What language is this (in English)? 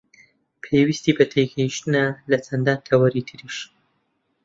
Central Kurdish